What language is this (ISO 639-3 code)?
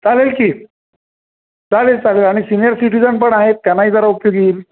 mar